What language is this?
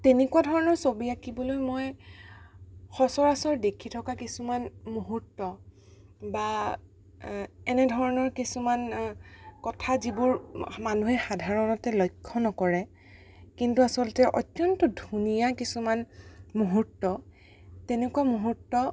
Assamese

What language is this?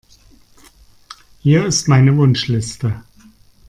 German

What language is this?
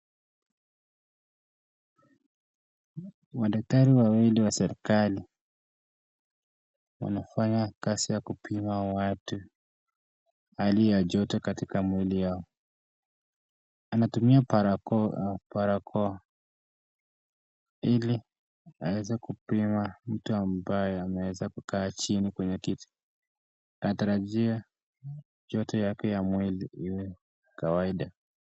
Swahili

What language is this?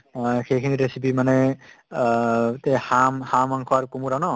Assamese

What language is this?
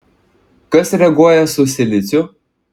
Lithuanian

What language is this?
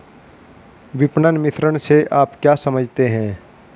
Hindi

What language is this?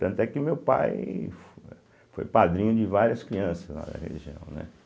Portuguese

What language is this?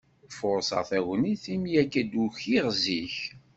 Kabyle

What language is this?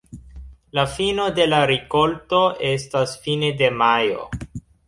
Esperanto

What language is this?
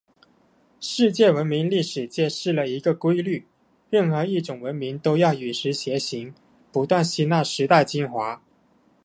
Chinese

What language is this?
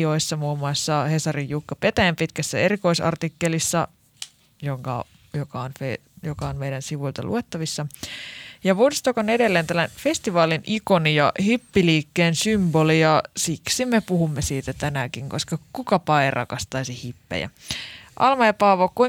Finnish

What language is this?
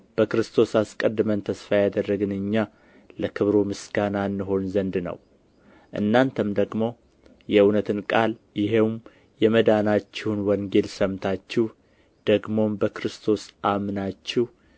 Amharic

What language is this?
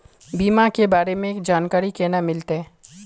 Magahi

